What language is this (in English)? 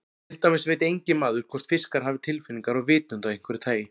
Icelandic